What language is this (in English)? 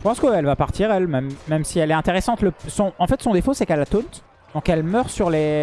French